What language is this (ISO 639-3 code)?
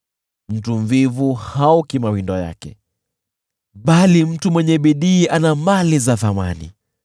swa